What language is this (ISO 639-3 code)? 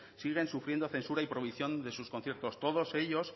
spa